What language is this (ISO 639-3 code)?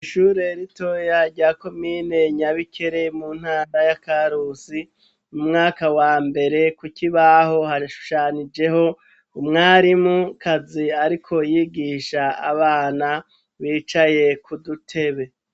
run